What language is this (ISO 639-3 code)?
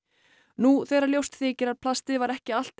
isl